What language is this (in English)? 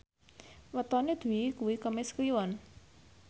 Javanese